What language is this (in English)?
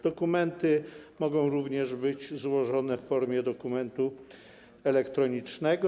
Polish